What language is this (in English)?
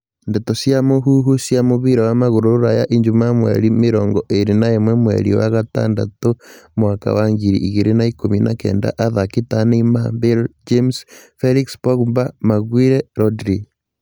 Kikuyu